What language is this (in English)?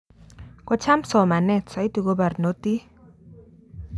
Kalenjin